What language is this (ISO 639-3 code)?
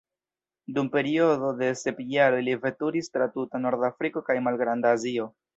epo